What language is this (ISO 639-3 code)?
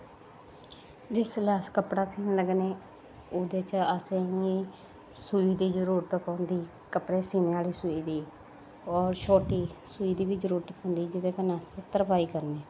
doi